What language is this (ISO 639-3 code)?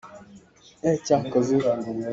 cnh